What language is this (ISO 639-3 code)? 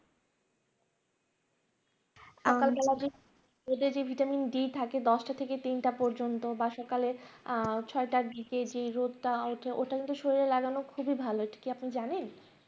ben